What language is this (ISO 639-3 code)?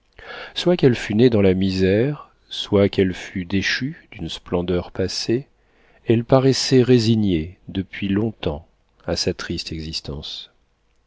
fra